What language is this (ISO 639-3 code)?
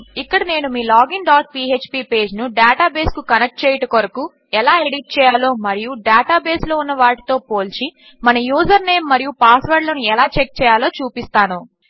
tel